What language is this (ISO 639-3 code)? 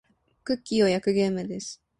jpn